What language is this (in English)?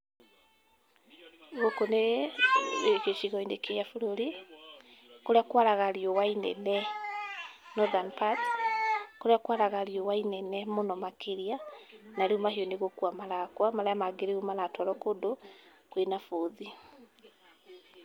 Kikuyu